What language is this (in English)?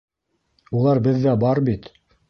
Bashkir